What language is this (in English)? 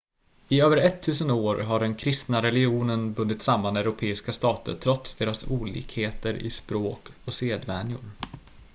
Swedish